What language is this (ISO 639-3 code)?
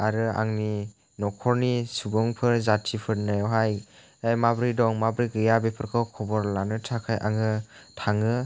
brx